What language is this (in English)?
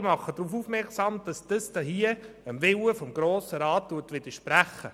Swiss German